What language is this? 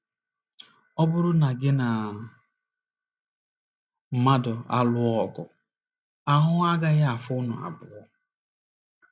Igbo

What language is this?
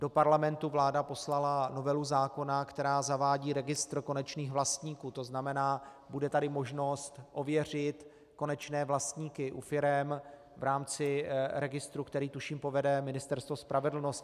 Czech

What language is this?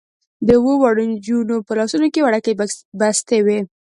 Pashto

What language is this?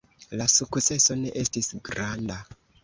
Esperanto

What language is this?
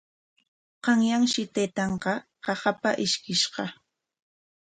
Corongo Ancash Quechua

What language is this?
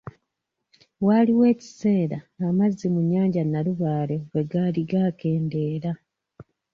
Ganda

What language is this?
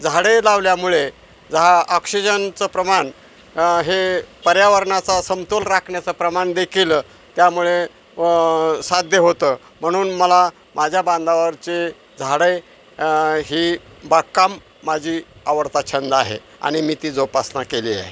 Marathi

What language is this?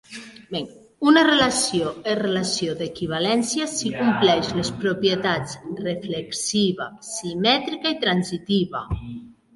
Catalan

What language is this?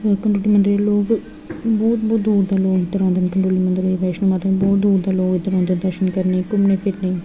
Dogri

